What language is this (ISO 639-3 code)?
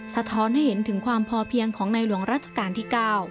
tha